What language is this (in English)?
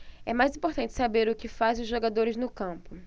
Portuguese